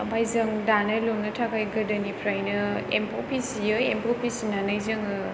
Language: Bodo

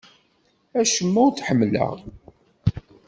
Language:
Kabyle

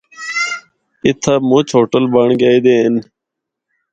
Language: Northern Hindko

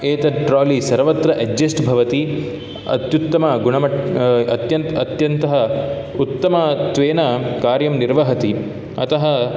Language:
Sanskrit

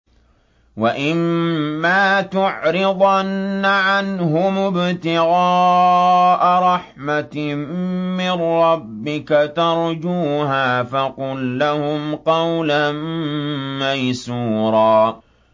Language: Arabic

